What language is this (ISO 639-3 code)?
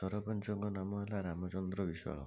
ori